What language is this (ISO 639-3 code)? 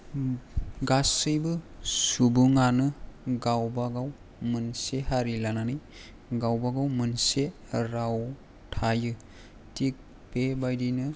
brx